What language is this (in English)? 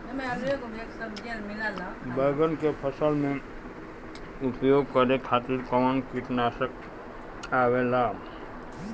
Bhojpuri